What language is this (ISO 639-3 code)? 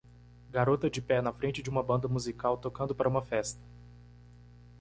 por